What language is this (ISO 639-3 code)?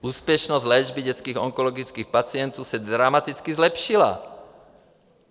ces